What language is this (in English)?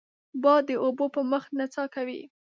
Pashto